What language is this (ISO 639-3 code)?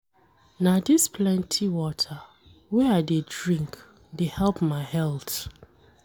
pcm